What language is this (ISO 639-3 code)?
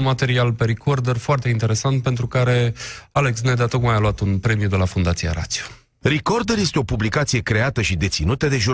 ron